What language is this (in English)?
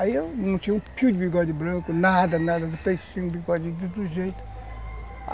Portuguese